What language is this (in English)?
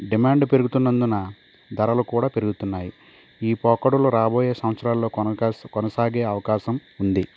Telugu